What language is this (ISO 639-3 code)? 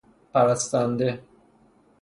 fas